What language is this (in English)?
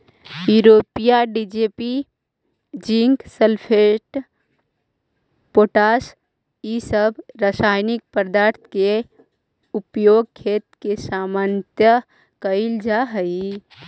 Magahi